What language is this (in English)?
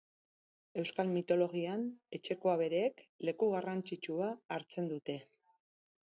Basque